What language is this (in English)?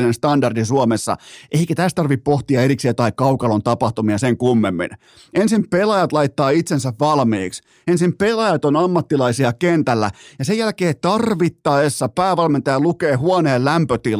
Finnish